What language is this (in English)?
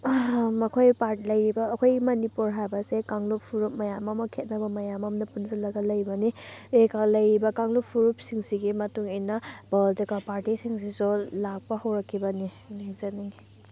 Manipuri